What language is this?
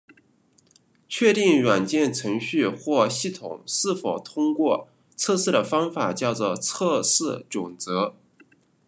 Chinese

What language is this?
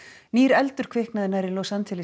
Icelandic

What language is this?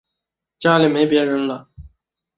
Chinese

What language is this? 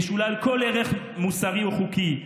Hebrew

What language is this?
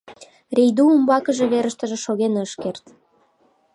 Mari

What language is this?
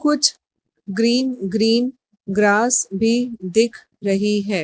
Hindi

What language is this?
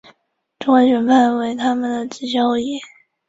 Chinese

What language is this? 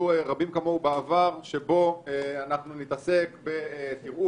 Hebrew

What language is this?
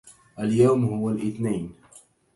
Arabic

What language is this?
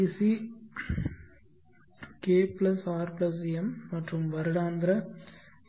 Tamil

